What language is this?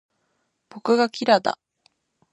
Japanese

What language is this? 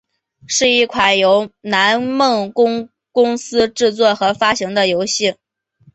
Chinese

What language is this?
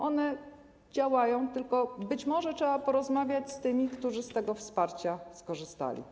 Polish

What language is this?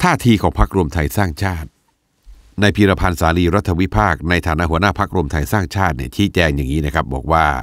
Thai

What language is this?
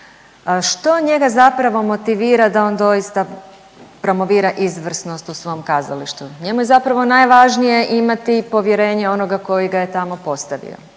Croatian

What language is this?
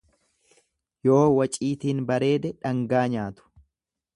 Oromo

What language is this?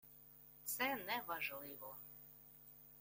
Ukrainian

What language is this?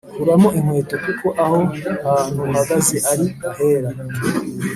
Kinyarwanda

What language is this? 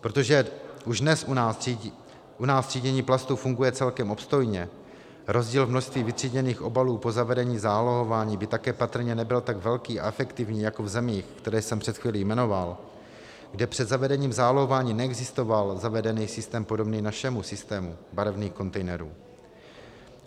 Czech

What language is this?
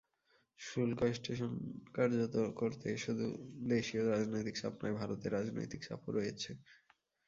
Bangla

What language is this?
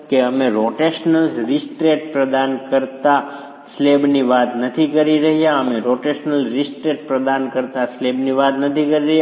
Gujarati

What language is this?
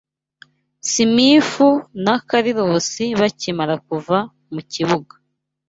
Kinyarwanda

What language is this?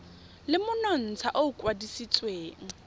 Tswana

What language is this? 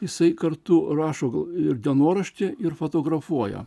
Lithuanian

